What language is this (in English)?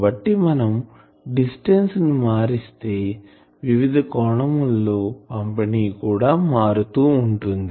Telugu